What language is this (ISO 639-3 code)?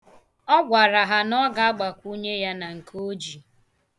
ibo